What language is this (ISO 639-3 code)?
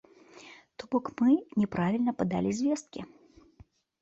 bel